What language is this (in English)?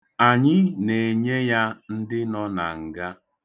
Igbo